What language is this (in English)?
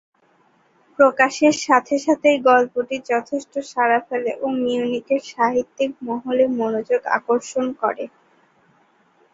Bangla